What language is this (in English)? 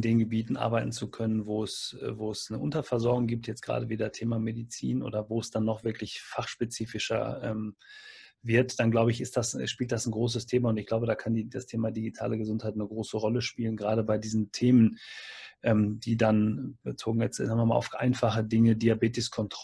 German